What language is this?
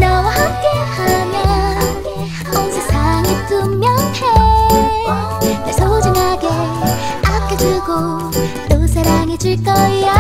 Korean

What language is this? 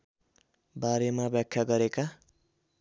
Nepali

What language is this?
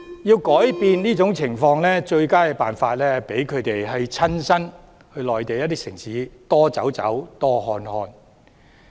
Cantonese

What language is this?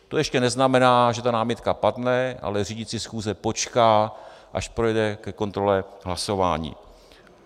Czech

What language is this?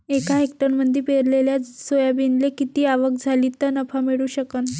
Marathi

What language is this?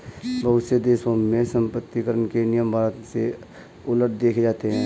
Hindi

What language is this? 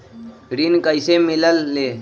Magahi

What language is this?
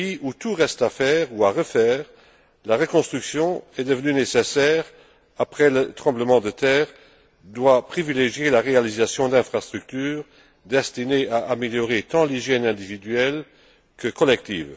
French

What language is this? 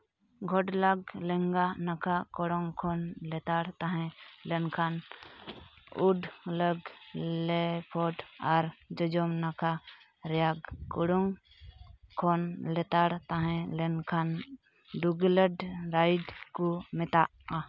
Santali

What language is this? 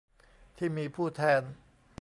Thai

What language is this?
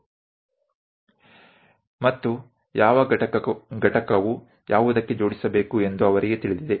Gujarati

